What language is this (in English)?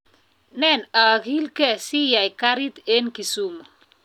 Kalenjin